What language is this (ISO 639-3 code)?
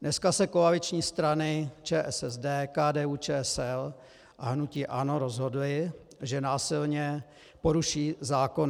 ces